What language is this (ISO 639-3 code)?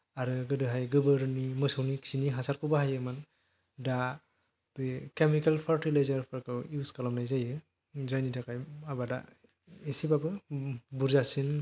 brx